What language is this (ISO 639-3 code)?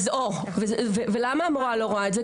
heb